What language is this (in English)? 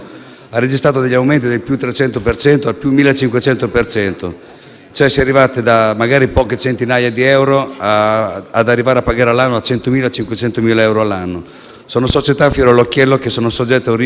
Italian